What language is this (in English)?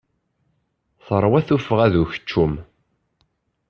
Kabyle